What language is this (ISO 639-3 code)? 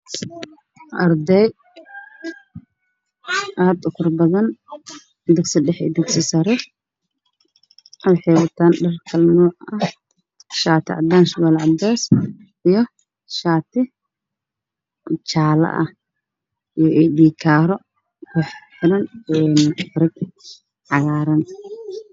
som